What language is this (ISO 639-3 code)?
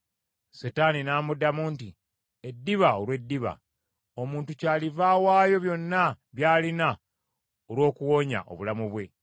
lug